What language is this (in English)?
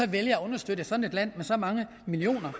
Danish